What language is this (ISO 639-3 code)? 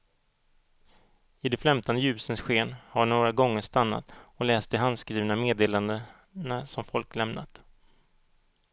swe